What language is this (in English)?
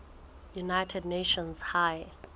Southern Sotho